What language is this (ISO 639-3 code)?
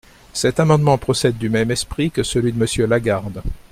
fra